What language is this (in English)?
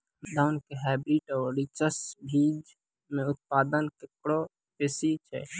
Maithili